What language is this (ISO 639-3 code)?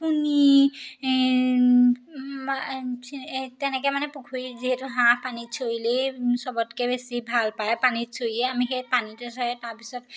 asm